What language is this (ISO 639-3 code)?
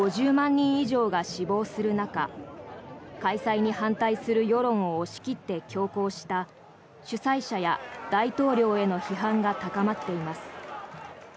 jpn